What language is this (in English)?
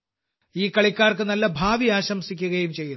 Malayalam